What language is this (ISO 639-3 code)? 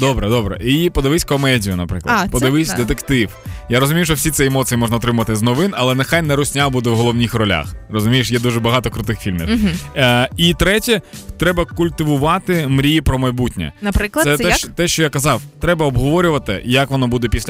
ukr